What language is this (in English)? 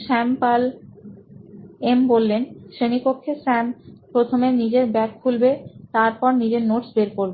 Bangla